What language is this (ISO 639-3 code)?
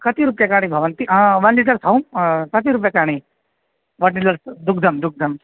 san